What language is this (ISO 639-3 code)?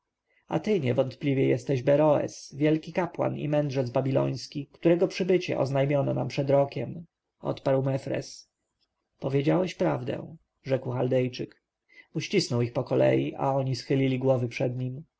pol